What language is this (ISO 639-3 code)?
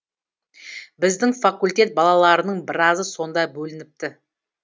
kaz